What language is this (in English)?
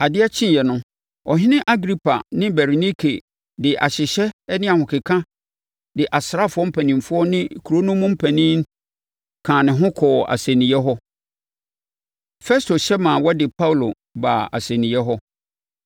Akan